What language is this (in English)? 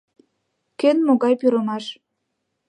Mari